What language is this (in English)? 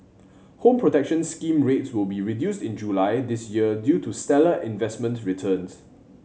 English